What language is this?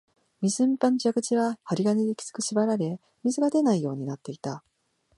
Japanese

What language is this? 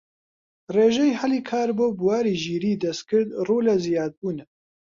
Central Kurdish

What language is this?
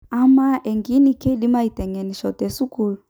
Masai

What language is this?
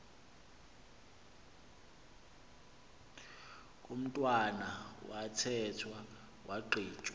Xhosa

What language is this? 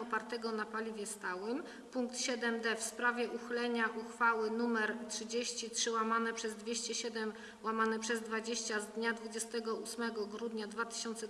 Polish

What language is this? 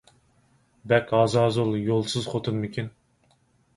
Uyghur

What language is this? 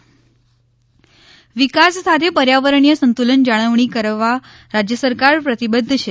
Gujarati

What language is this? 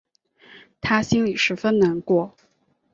Chinese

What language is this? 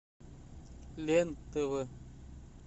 Russian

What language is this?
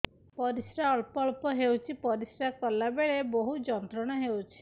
Odia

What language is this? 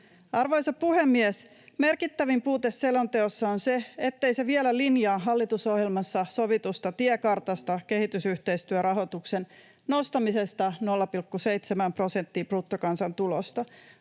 Finnish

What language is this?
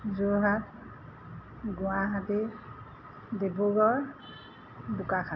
Assamese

